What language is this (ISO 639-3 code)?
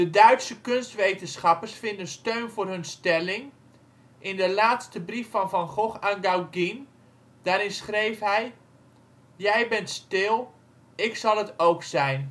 nld